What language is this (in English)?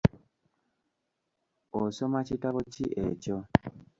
Ganda